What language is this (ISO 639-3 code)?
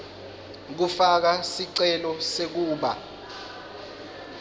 ssw